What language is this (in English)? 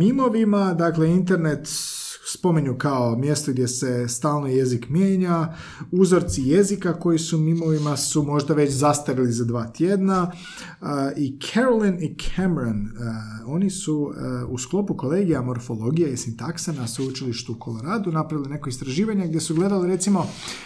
Croatian